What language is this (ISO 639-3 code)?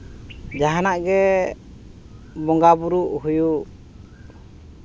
sat